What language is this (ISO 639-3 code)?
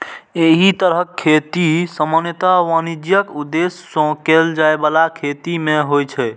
mai